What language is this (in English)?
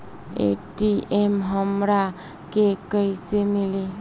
Bhojpuri